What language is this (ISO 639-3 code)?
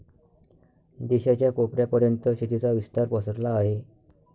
mar